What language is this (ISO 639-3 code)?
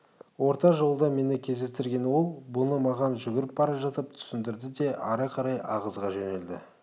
kaz